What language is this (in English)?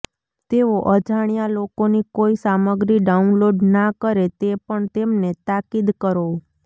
Gujarati